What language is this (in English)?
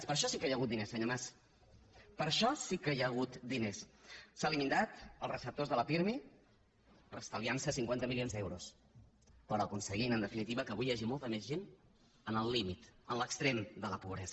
Catalan